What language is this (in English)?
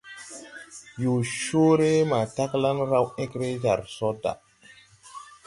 Tupuri